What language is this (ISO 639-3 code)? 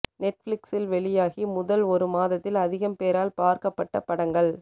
tam